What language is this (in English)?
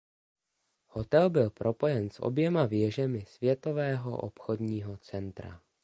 Czech